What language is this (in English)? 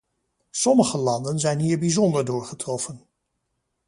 Dutch